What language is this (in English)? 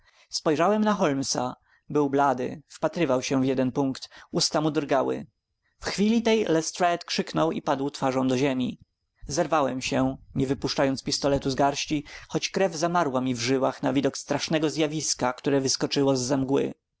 Polish